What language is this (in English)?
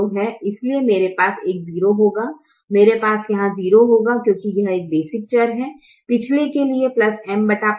Hindi